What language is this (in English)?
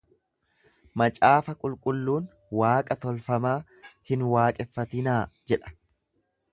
Oromo